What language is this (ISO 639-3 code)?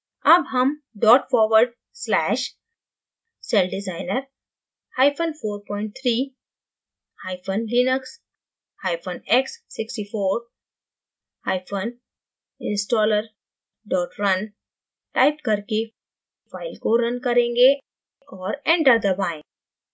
hin